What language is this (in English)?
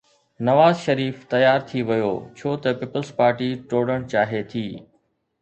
Sindhi